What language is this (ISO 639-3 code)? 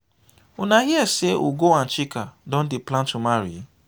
pcm